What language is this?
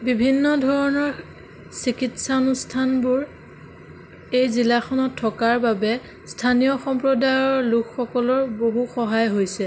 Assamese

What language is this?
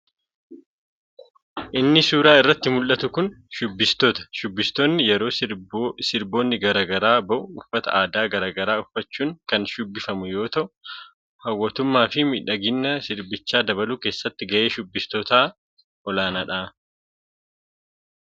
Oromo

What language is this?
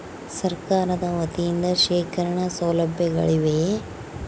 Kannada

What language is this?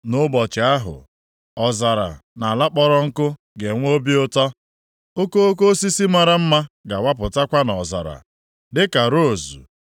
Igbo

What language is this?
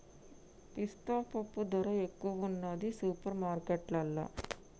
Telugu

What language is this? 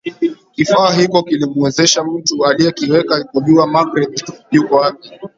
Swahili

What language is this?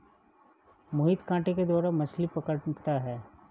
Hindi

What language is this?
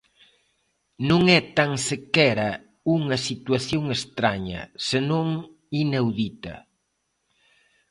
Galician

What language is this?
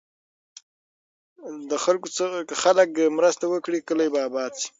Pashto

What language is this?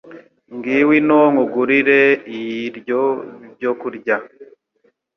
Kinyarwanda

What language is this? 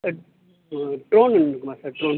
Tamil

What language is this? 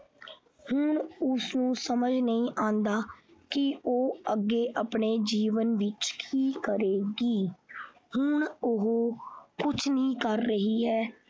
Punjabi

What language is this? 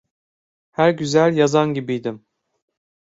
Turkish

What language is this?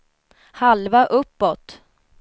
Swedish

